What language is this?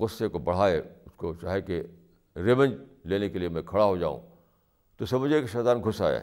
Urdu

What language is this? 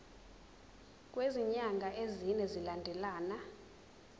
Zulu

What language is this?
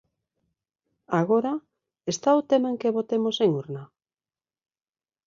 Galician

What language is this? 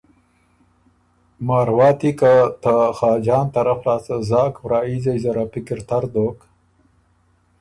Ormuri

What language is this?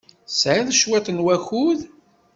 Kabyle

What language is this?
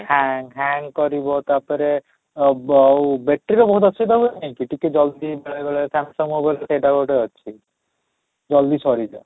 Odia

